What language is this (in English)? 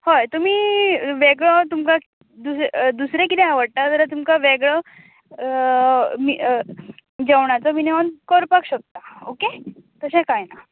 Konkani